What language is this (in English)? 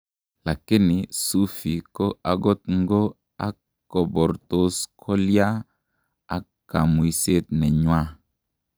Kalenjin